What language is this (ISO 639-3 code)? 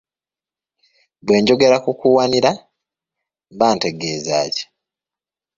lug